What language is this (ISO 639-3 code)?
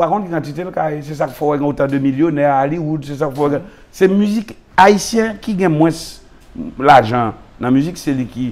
fra